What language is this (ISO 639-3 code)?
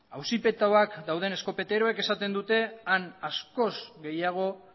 eus